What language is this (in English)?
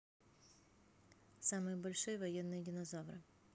Russian